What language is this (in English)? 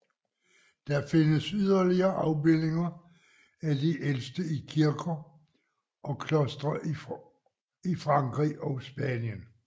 Danish